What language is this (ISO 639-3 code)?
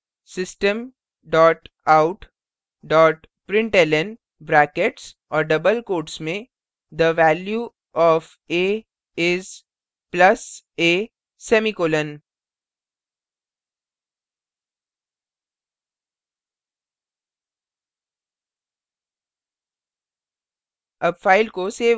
hin